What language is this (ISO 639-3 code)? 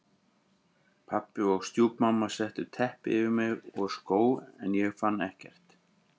isl